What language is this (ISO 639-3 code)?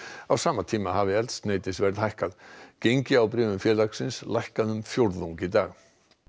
isl